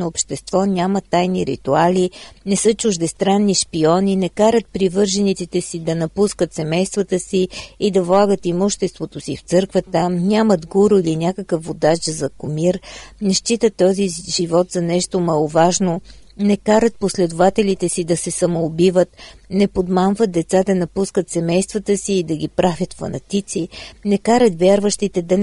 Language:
Bulgarian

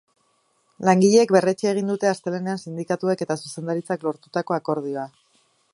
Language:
Basque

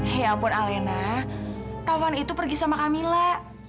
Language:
Indonesian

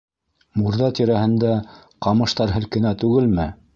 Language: Bashkir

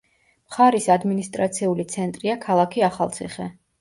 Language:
Georgian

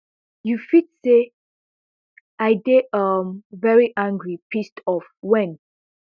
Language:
Nigerian Pidgin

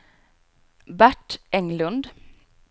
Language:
Swedish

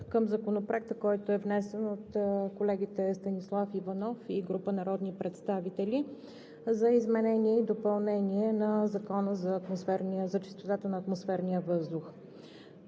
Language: Bulgarian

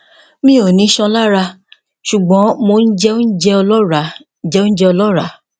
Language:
Yoruba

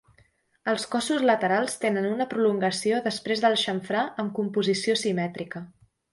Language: Catalan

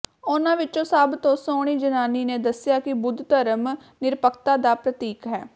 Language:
Punjabi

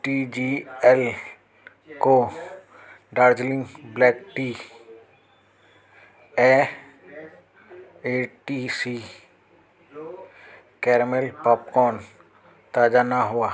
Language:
Sindhi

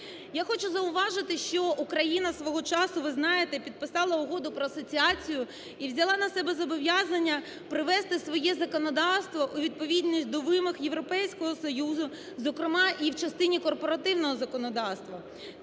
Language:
Ukrainian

